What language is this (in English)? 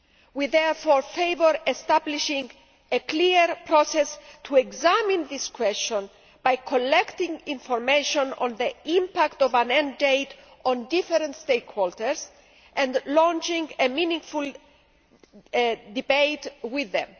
English